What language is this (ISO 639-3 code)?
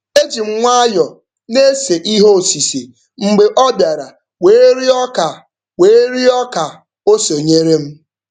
ibo